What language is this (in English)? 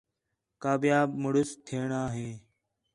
Khetrani